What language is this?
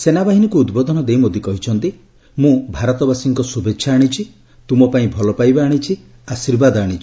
Odia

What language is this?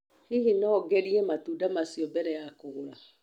Kikuyu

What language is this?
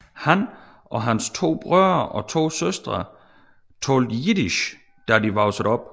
Danish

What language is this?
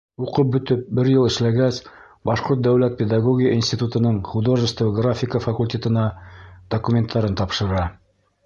Bashkir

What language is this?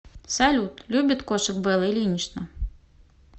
Russian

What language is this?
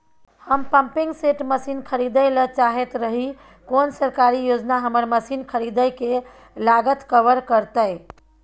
Maithili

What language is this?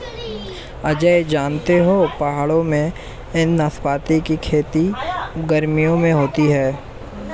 Hindi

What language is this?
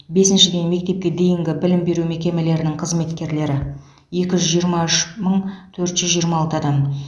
Kazakh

